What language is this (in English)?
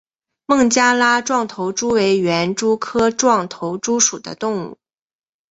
Chinese